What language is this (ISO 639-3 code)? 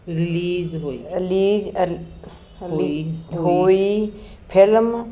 pan